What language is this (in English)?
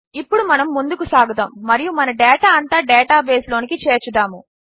Telugu